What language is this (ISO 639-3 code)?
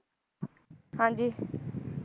pan